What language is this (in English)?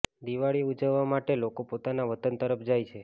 Gujarati